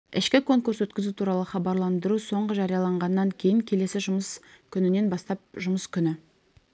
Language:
Kazakh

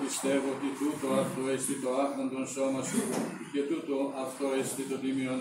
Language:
Greek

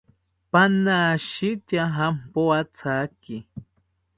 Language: South Ucayali Ashéninka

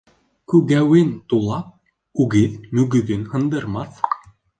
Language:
Bashkir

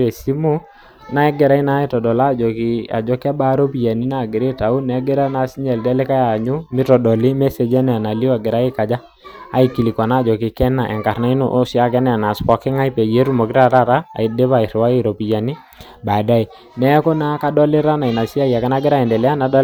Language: Masai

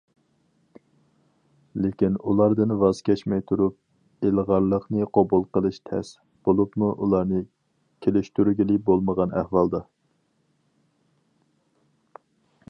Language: Uyghur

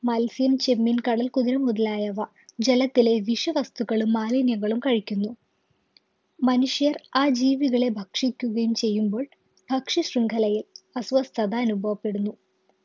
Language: Malayalam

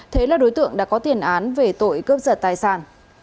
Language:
Vietnamese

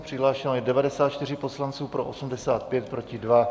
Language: Czech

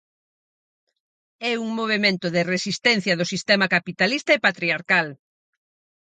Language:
Galician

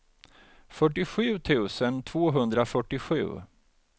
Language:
Swedish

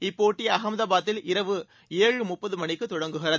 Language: Tamil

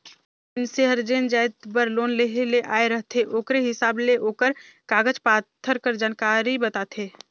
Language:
Chhattisgarhi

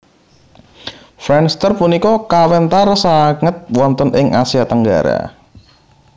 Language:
Javanese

